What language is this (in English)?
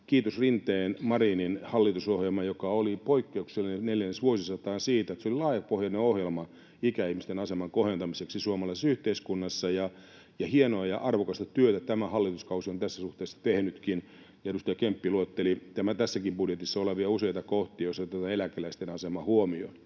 Finnish